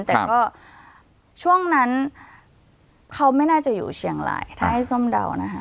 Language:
Thai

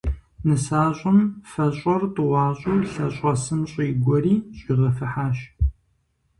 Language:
Kabardian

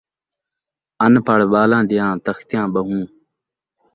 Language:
Saraiki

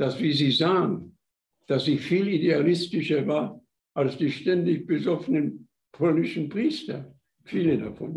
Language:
German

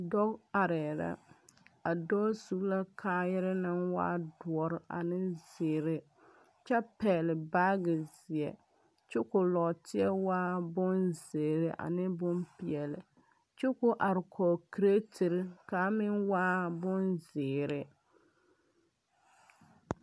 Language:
Southern Dagaare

